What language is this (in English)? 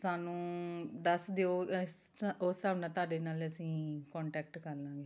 Punjabi